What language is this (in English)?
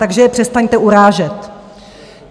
Czech